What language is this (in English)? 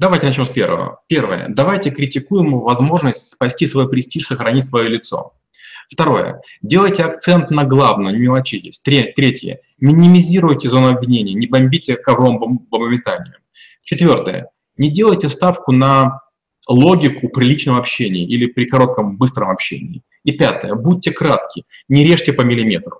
Russian